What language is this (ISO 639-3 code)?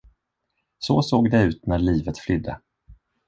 swe